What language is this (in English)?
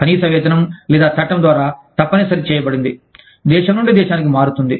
Telugu